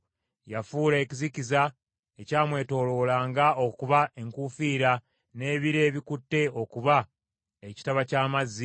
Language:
Ganda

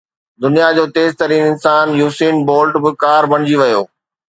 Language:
Sindhi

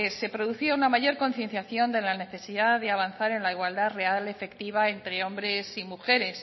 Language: Spanish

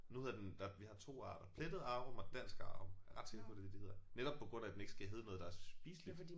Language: Danish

